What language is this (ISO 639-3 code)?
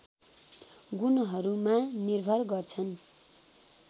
nep